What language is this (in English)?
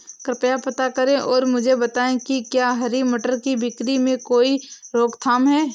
Hindi